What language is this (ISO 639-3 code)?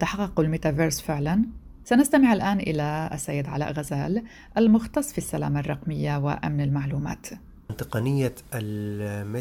ara